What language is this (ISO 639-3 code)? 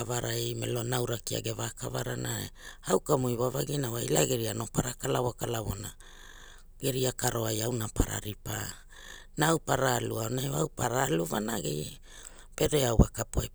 hul